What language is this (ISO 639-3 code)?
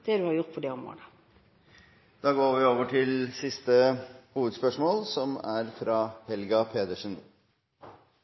nor